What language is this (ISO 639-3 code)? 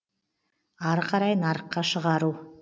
kaz